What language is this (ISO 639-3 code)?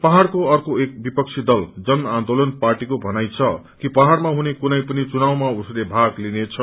nep